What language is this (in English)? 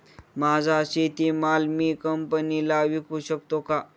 Marathi